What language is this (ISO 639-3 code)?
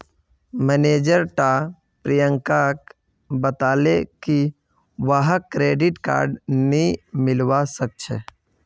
mag